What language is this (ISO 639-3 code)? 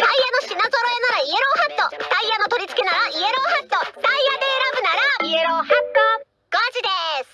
jpn